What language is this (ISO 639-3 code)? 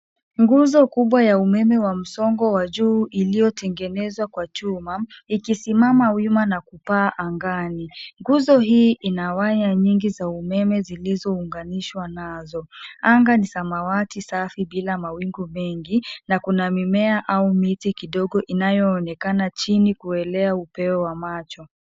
swa